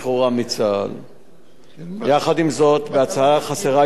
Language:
Hebrew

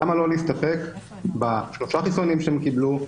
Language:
Hebrew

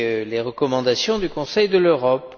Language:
French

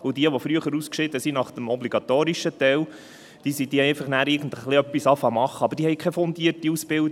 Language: Swiss German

